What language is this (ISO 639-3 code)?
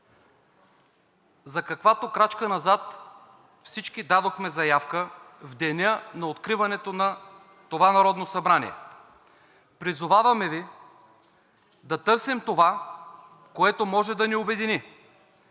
bul